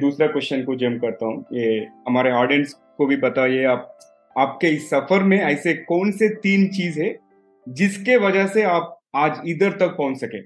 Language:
Hindi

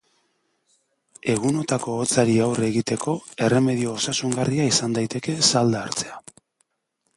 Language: Basque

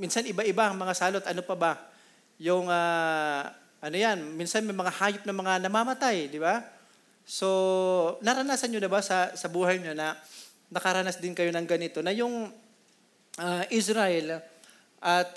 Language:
Filipino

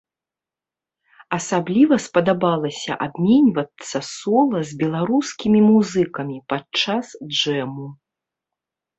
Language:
Belarusian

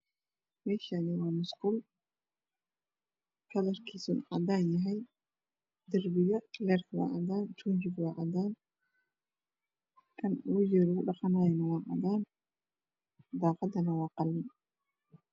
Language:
Somali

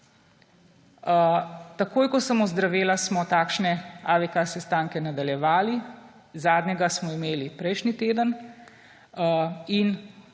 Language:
Slovenian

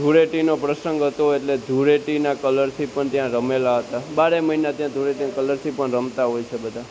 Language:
Gujarati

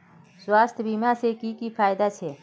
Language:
Magahi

